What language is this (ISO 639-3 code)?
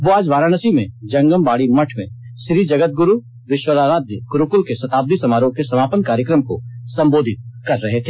hin